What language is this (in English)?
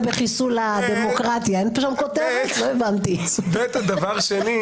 Hebrew